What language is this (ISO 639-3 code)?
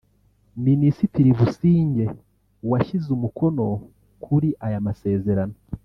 kin